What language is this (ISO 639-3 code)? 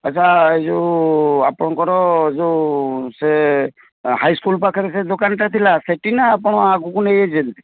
ori